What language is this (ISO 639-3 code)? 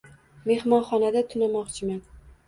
uzb